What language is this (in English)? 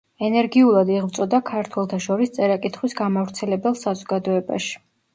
Georgian